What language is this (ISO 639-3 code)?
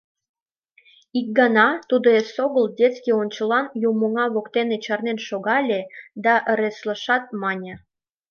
chm